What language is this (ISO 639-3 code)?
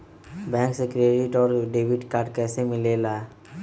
mag